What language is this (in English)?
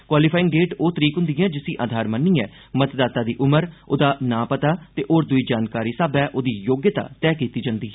Dogri